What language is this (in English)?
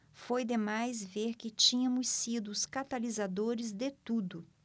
Portuguese